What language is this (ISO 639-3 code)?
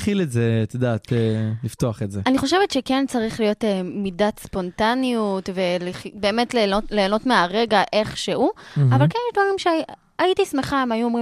heb